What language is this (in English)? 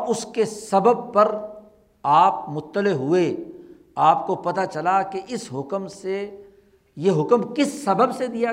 Urdu